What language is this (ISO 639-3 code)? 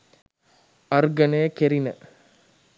sin